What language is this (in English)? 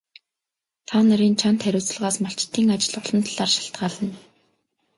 Mongolian